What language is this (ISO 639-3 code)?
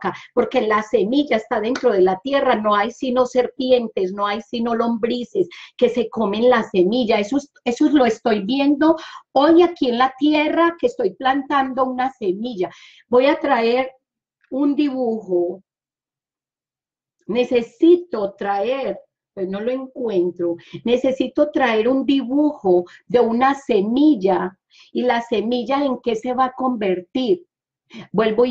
spa